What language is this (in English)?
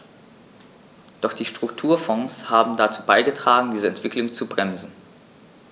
German